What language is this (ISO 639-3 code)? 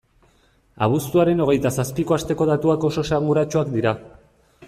eus